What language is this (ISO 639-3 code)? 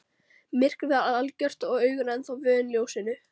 isl